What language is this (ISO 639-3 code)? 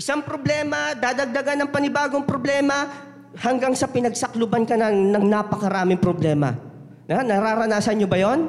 fil